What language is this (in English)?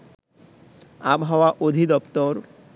Bangla